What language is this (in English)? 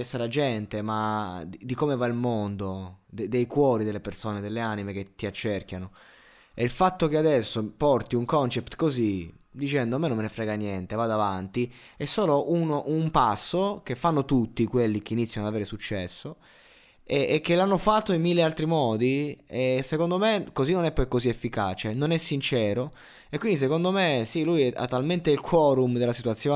Italian